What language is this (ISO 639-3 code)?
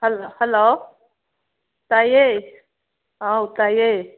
mni